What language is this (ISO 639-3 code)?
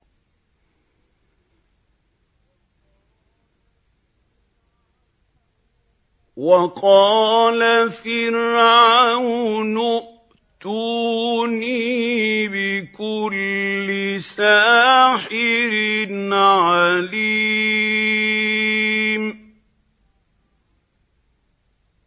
ara